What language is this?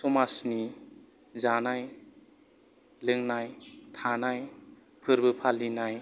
Bodo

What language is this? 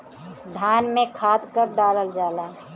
Bhojpuri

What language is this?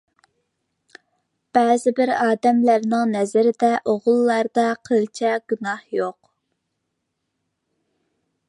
Uyghur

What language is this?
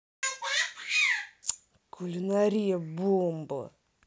Russian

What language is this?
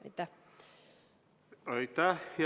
Estonian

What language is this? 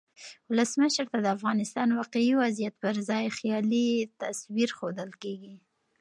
Pashto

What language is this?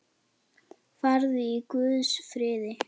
Icelandic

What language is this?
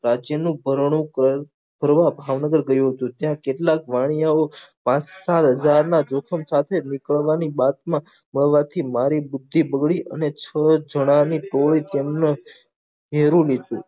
Gujarati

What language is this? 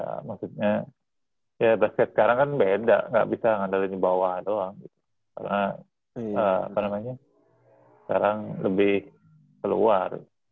Indonesian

